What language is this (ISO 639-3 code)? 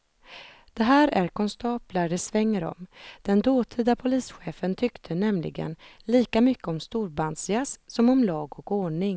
swe